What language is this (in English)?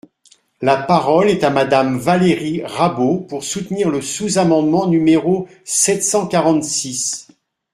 French